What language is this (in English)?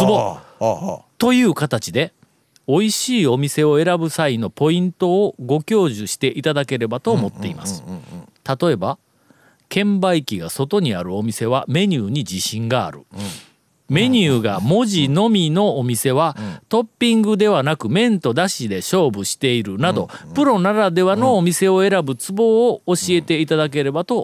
Japanese